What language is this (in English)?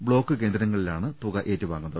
Malayalam